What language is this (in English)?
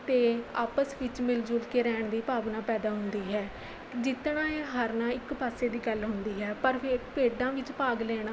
Punjabi